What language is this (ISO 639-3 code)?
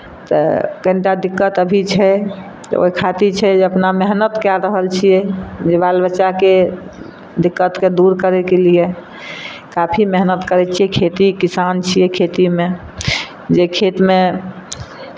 mai